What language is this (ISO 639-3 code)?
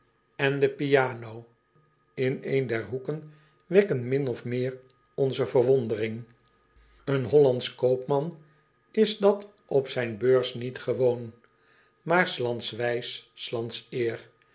nld